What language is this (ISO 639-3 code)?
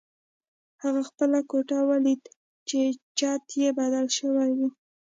pus